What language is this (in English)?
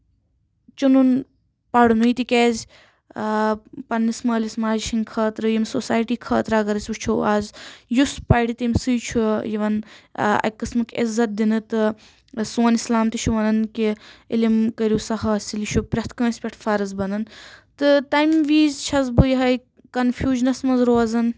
Kashmiri